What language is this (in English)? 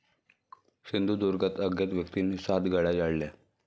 Marathi